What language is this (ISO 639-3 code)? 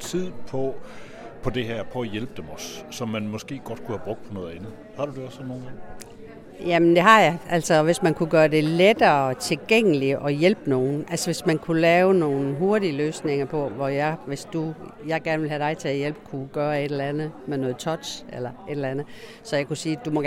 dan